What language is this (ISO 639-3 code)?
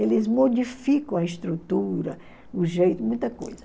por